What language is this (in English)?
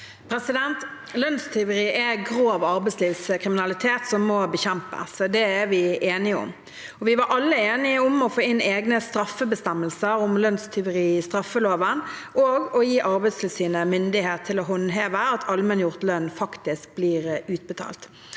Norwegian